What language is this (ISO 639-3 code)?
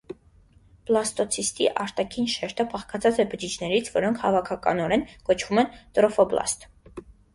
hye